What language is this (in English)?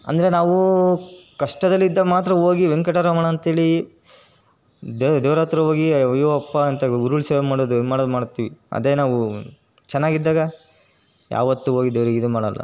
Kannada